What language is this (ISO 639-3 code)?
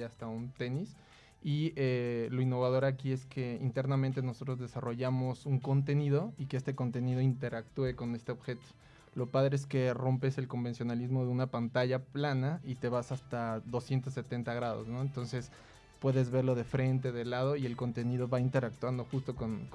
spa